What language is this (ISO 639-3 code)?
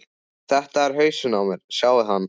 isl